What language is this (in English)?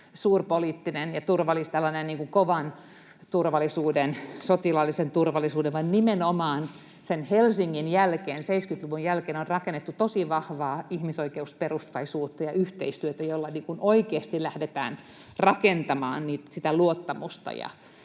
Finnish